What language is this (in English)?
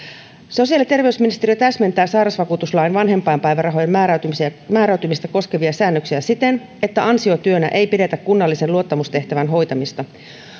Finnish